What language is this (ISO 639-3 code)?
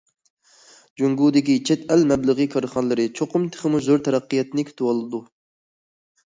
uig